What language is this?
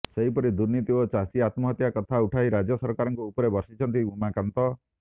Odia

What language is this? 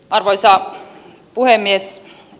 Finnish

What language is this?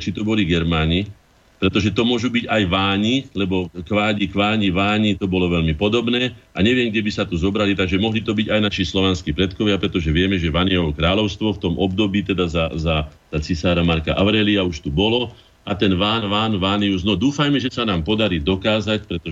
Slovak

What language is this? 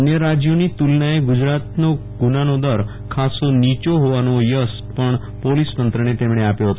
Gujarati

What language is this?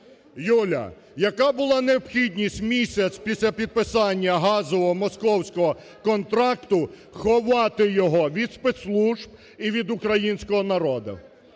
Ukrainian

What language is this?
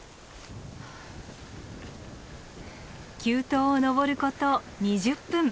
Japanese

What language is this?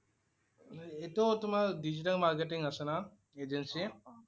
Assamese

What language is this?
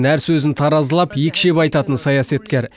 Kazakh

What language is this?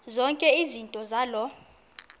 Xhosa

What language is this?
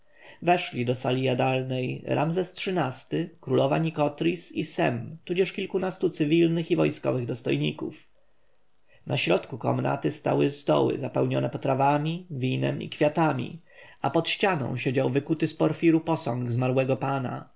Polish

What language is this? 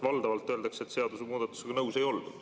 Estonian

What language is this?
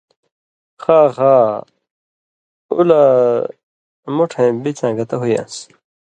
Indus Kohistani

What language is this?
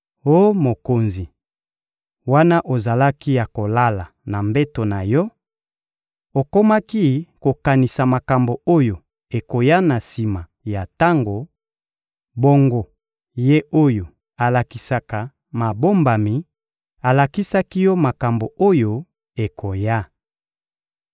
Lingala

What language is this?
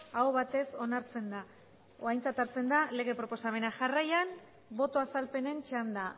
Basque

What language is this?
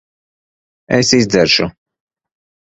Latvian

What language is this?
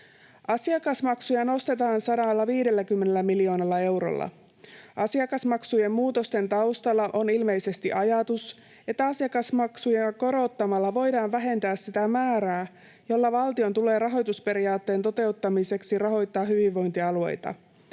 Finnish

